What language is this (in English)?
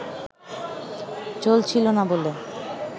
Bangla